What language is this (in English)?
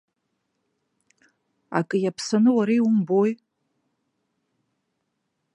Abkhazian